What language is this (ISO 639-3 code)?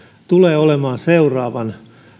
fin